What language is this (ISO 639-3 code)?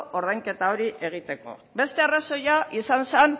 eus